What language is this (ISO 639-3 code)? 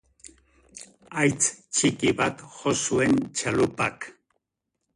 eus